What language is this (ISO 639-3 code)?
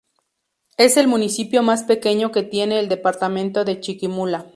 spa